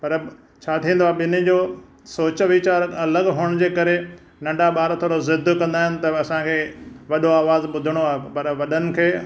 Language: Sindhi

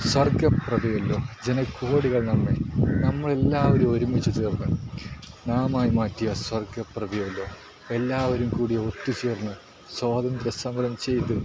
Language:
Malayalam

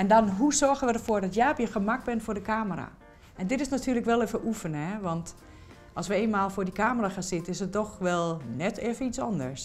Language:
Dutch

